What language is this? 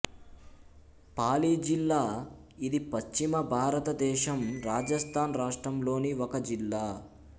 Telugu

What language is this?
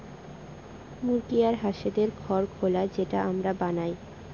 Bangla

